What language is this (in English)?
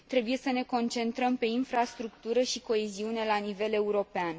Romanian